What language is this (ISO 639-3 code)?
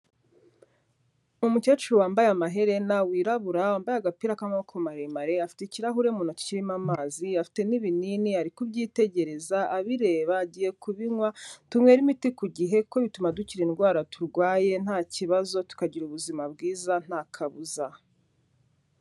kin